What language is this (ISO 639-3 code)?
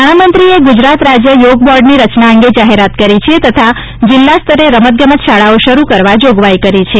guj